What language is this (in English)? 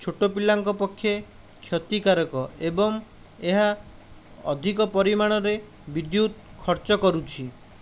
Odia